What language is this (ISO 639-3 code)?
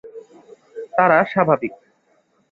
ben